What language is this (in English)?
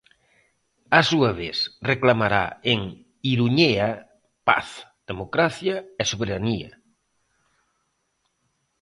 Galician